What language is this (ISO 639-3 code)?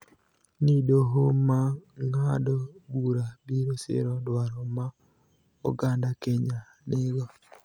luo